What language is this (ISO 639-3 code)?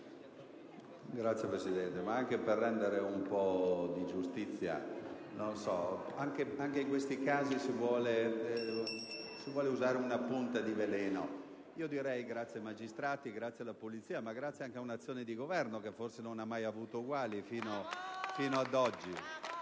ita